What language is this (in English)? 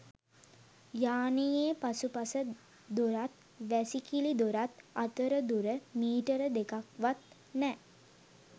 Sinhala